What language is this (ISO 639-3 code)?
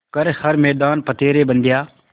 hin